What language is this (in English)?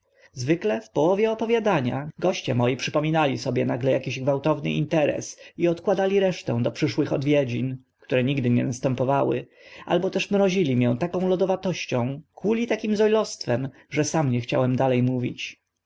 Polish